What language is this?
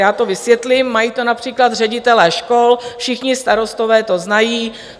Czech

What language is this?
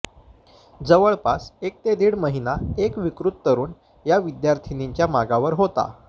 Marathi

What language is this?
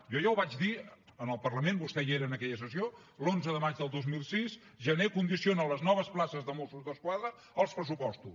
Catalan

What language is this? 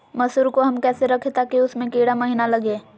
Magahi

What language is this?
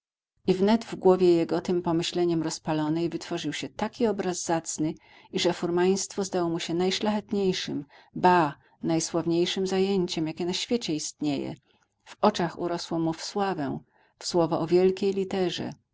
Polish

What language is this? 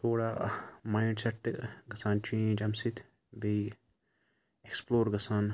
Kashmiri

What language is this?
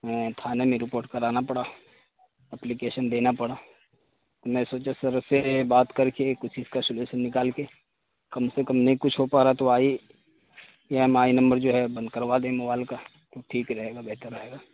Urdu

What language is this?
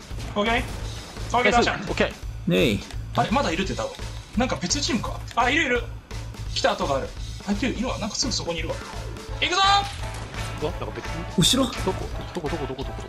Japanese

